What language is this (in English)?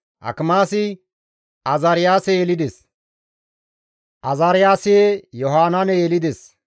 Gamo